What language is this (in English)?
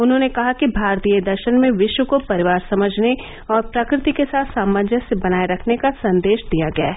Hindi